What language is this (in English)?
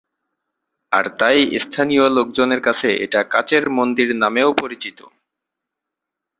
Bangla